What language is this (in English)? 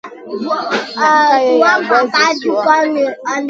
Masana